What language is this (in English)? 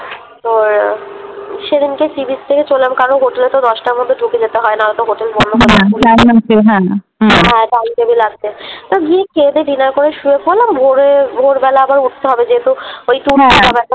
Bangla